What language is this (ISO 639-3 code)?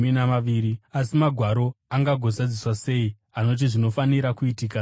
sna